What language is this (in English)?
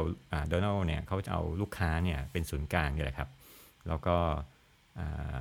Thai